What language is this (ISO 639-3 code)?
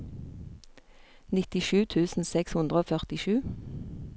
nor